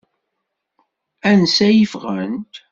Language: Kabyle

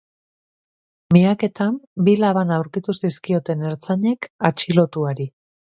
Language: Basque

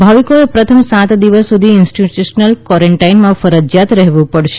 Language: Gujarati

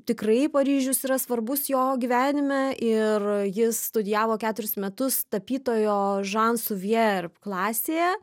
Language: Lithuanian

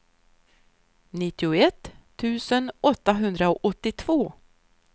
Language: Swedish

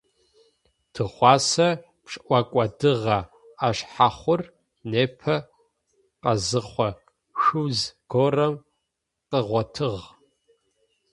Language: Adyghe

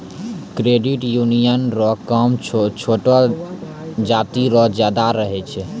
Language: Maithili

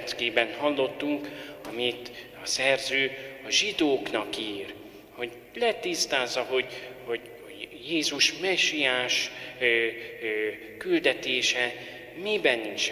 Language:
Hungarian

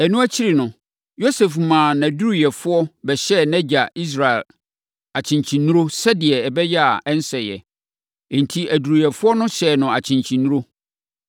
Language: Akan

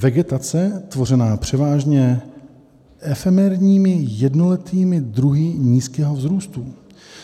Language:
Czech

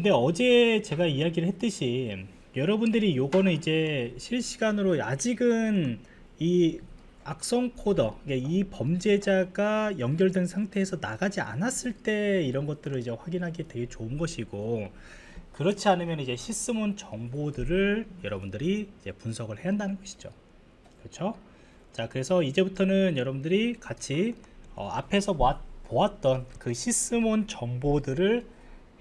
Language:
Korean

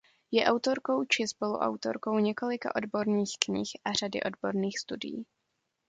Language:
Czech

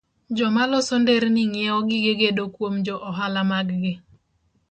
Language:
Luo (Kenya and Tanzania)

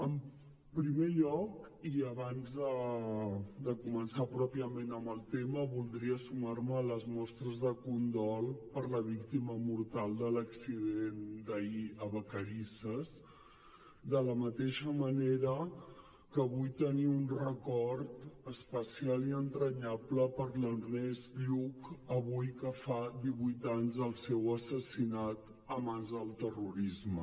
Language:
Catalan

